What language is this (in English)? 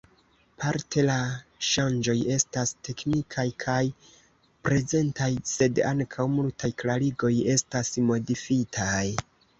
Esperanto